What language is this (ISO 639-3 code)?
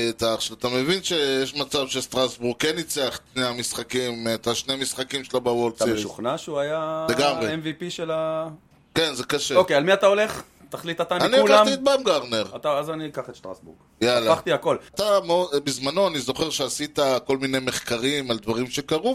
heb